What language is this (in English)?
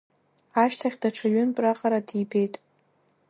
Abkhazian